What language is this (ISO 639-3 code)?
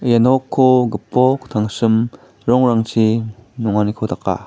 grt